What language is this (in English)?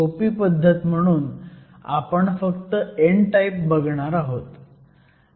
Marathi